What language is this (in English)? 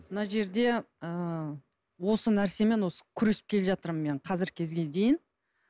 Kazakh